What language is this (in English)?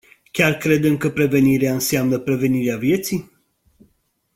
Romanian